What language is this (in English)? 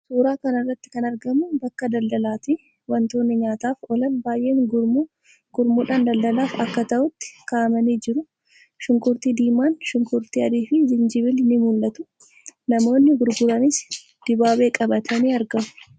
Oromo